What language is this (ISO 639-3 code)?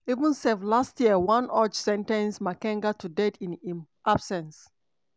pcm